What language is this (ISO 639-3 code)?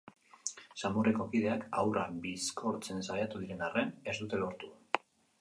eus